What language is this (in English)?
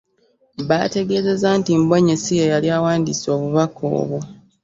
Ganda